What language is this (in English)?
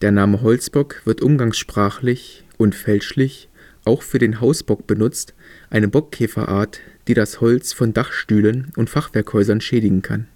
German